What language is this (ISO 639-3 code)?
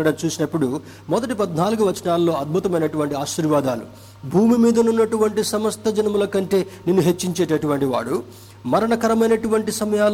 tel